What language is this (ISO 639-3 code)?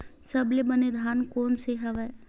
hne